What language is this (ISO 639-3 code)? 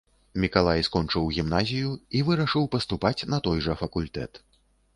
bel